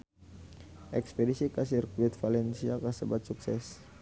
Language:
Sundanese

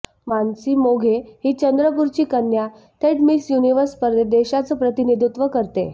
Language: Marathi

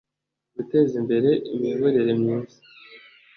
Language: Kinyarwanda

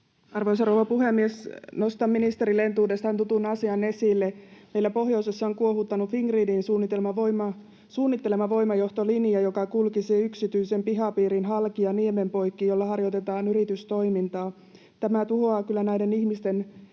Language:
Finnish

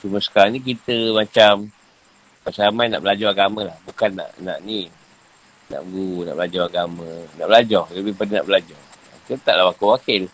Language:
Malay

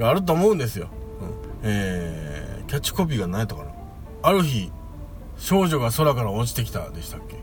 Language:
Japanese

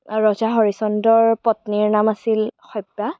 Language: Assamese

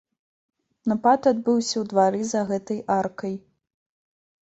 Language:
Belarusian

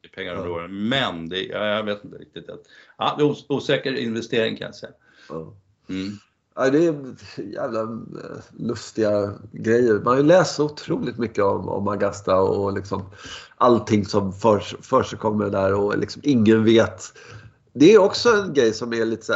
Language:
Swedish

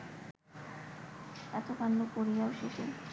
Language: Bangla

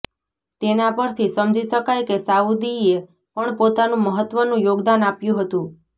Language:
Gujarati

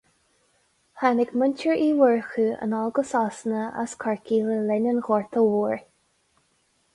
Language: Irish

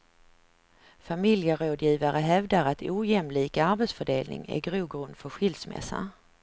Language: Swedish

